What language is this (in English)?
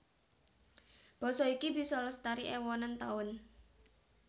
Javanese